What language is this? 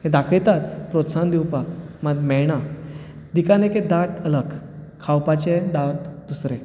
Konkani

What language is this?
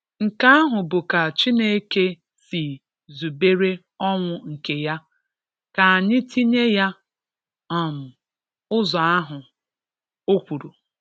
Igbo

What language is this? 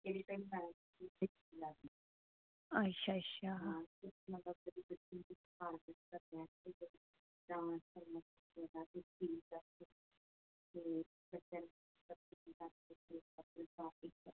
Dogri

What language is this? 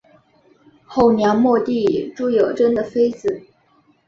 Chinese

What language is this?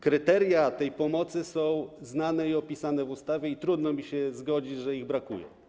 Polish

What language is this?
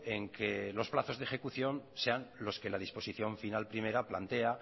Spanish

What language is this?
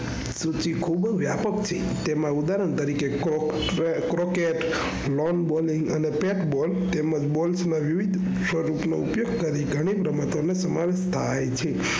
Gujarati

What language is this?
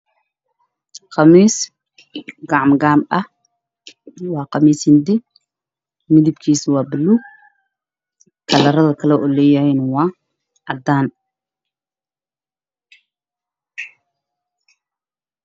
Somali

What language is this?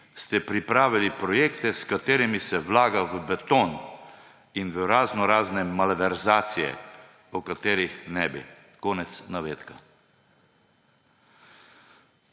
Slovenian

